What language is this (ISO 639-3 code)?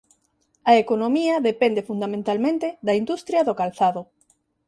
glg